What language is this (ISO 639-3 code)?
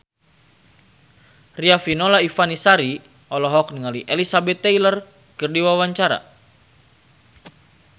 sun